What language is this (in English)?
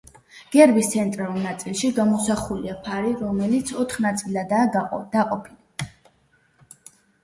Georgian